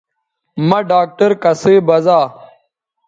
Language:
Bateri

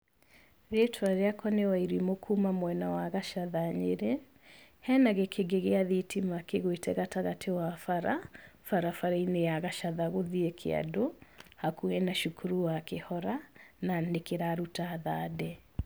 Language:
Kikuyu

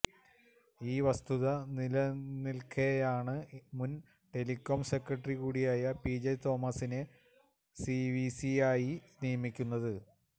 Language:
Malayalam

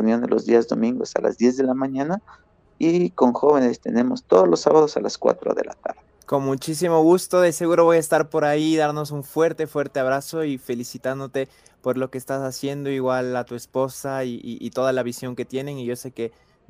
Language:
Spanish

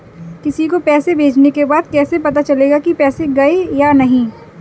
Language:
Hindi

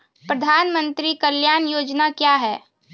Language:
Maithili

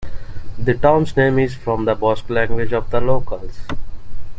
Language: English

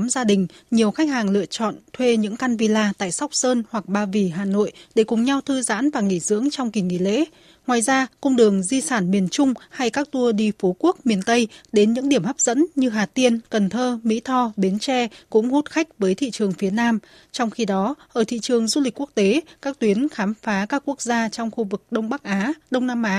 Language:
Vietnamese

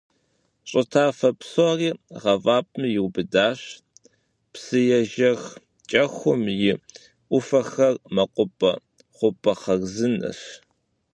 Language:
Kabardian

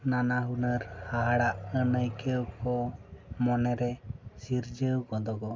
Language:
Santali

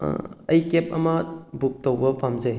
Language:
Manipuri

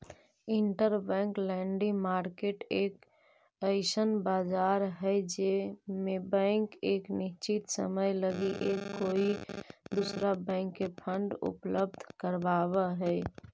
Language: Magahi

